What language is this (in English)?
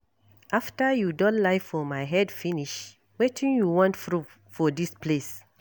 Nigerian Pidgin